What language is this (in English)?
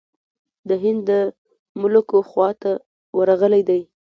Pashto